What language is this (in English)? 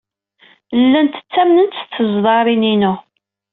Kabyle